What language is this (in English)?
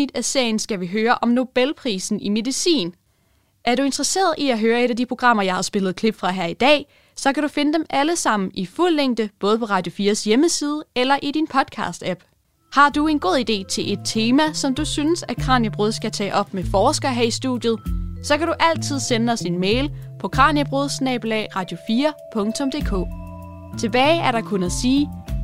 Danish